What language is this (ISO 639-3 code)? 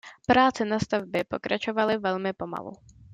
ces